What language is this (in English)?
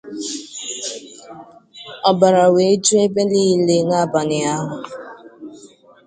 Igbo